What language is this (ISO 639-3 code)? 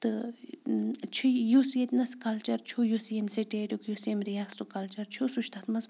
kas